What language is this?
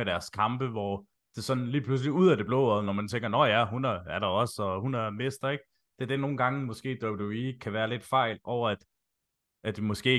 Danish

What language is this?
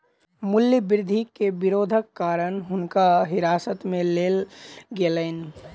Maithili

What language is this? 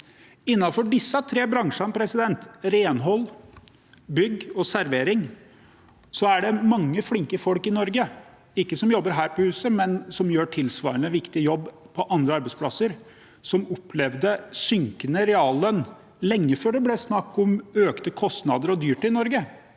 Norwegian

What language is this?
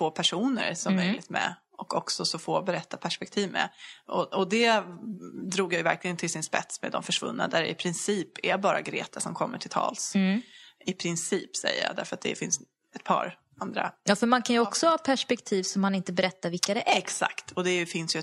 Swedish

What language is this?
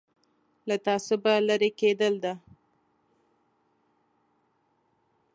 Pashto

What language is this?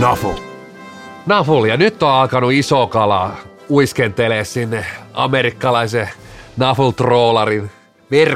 Finnish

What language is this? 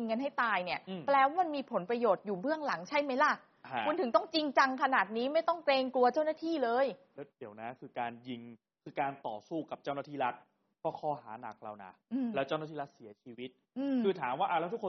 Thai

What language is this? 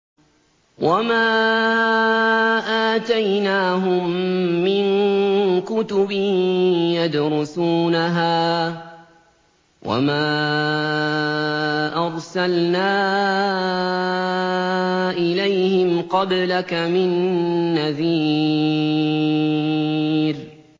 Arabic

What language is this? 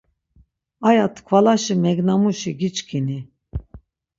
Laz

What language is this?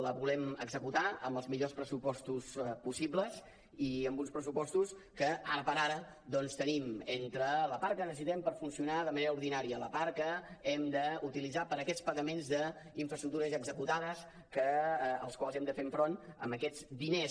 Catalan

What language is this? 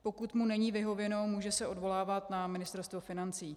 Czech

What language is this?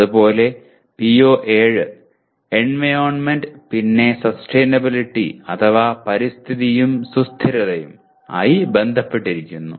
Malayalam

